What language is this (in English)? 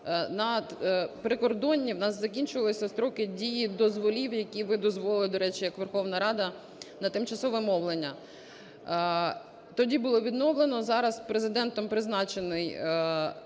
Ukrainian